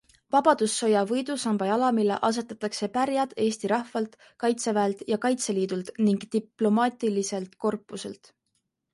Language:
Estonian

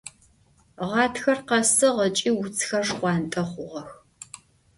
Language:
Adyghe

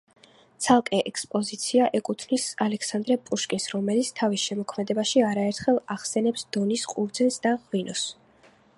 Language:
Georgian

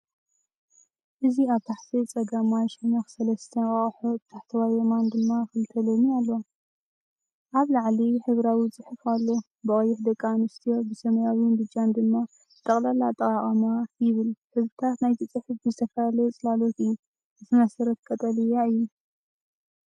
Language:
Tigrinya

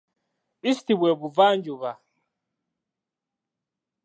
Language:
Ganda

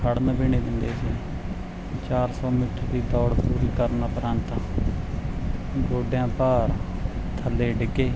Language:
Punjabi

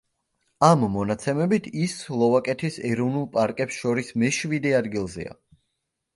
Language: Georgian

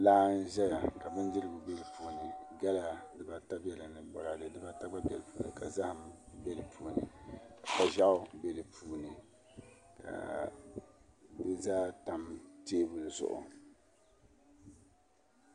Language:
Dagbani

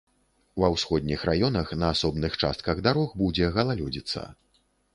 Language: Belarusian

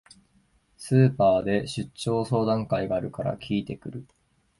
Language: Japanese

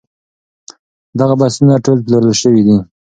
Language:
Pashto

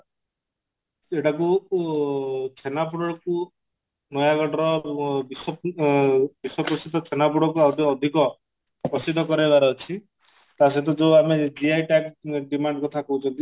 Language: Odia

